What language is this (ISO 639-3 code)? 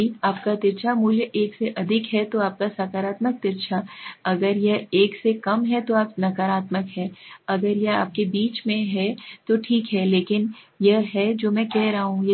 hin